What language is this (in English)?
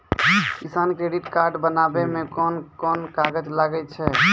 Maithili